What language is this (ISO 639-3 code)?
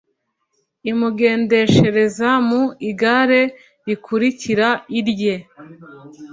kin